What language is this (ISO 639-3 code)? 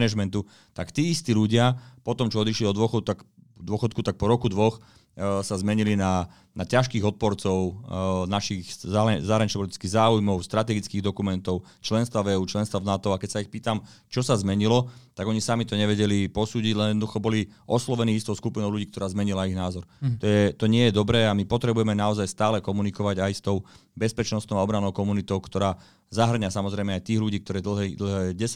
slk